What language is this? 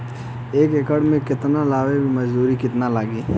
Bhojpuri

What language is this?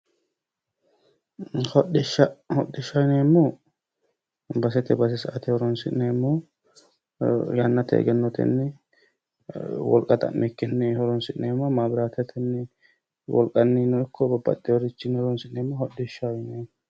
Sidamo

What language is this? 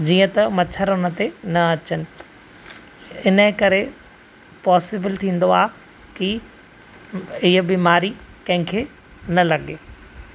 Sindhi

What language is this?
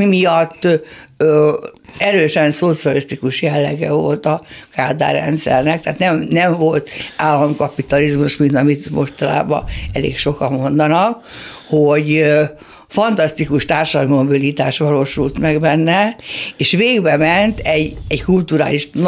Hungarian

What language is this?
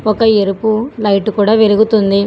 Telugu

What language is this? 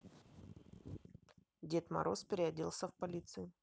Russian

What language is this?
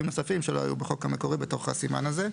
Hebrew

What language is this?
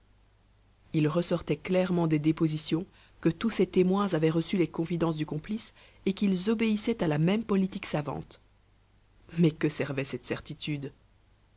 French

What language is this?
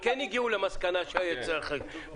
Hebrew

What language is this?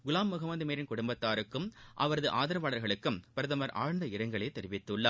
Tamil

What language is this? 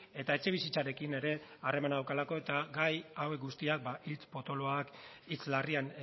Basque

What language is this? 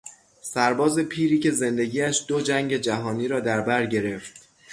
Persian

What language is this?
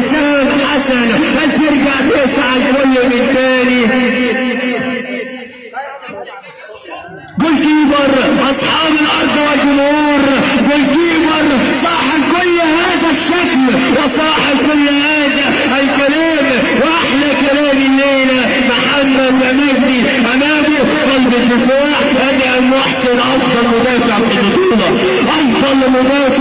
Arabic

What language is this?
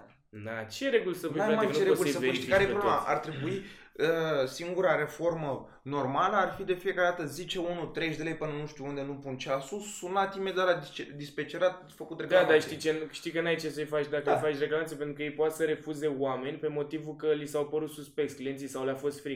Romanian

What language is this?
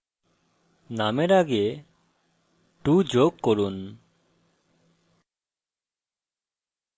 Bangla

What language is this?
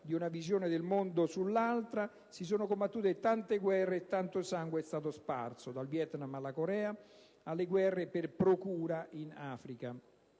Italian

